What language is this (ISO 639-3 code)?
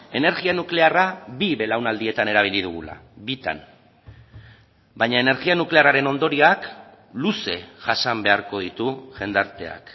eus